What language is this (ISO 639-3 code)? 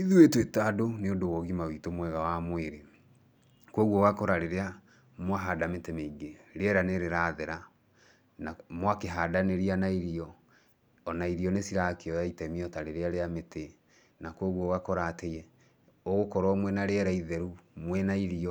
kik